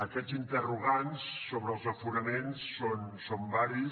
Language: Catalan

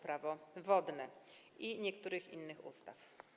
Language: Polish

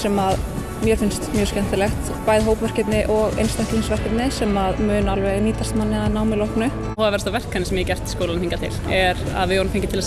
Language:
Icelandic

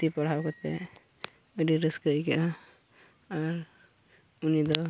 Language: Santali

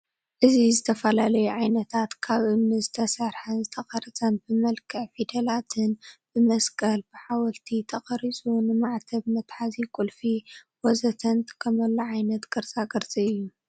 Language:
Tigrinya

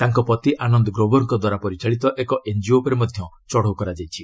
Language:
Odia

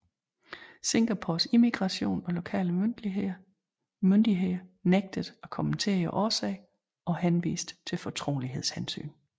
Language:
Danish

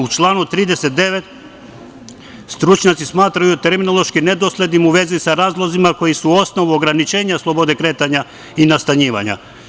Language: Serbian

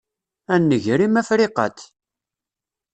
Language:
Kabyle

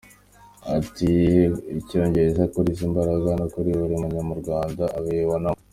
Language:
Kinyarwanda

